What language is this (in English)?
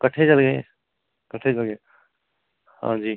Dogri